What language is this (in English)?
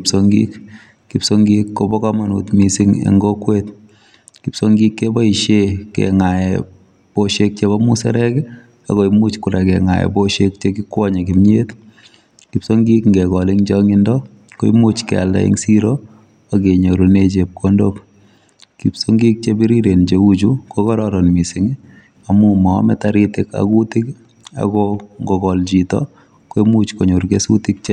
Kalenjin